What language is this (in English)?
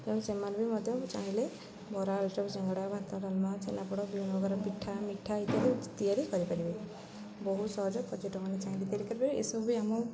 Odia